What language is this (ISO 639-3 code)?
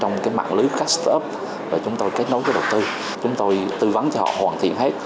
vie